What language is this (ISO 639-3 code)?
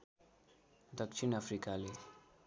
nep